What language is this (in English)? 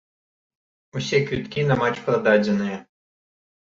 Belarusian